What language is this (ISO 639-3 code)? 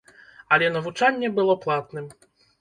bel